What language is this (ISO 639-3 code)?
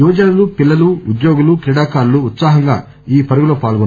tel